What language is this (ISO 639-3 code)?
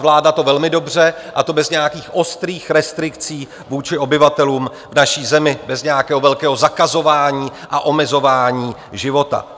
ces